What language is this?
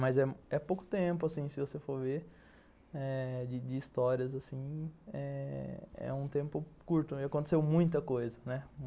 Portuguese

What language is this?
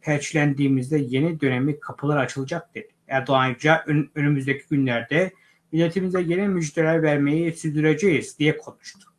Turkish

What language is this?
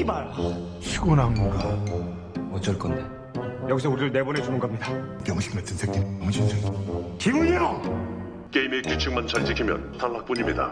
Korean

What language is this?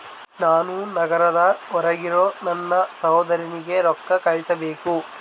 Kannada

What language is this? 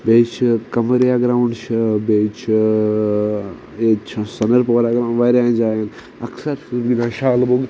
Kashmiri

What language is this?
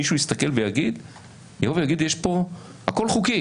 Hebrew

